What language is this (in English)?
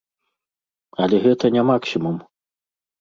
Belarusian